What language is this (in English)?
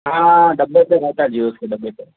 Urdu